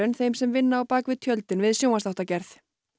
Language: Icelandic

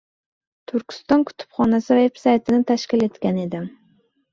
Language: Uzbek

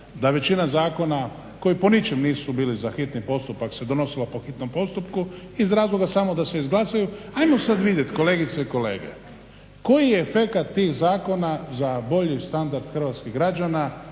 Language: Croatian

